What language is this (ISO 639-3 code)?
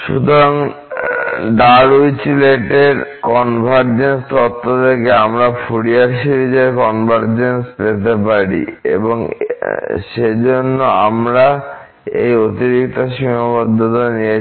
ben